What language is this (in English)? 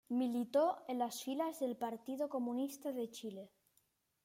Spanish